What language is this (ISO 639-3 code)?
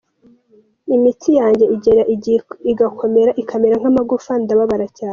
kin